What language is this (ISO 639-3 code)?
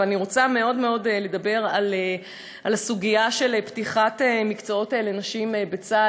heb